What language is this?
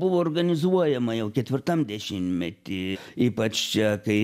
Lithuanian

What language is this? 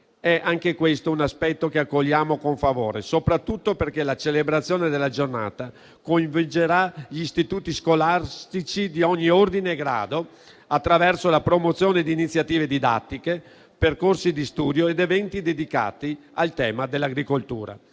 Italian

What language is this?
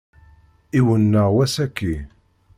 Kabyle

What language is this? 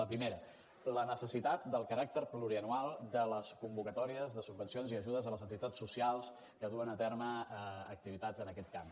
Catalan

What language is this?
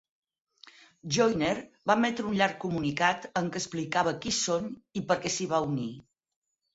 Catalan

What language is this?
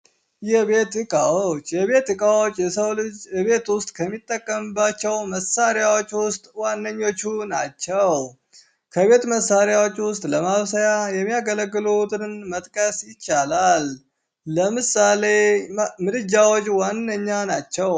Amharic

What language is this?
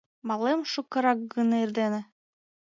Mari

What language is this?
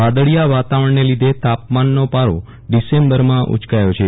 Gujarati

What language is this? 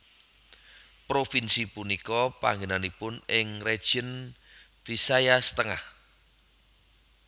Javanese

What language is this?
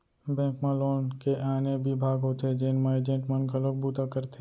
Chhattisgarhi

